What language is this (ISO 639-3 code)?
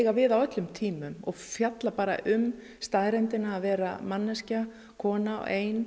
isl